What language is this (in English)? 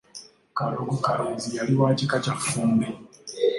Ganda